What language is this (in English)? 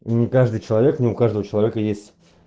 Russian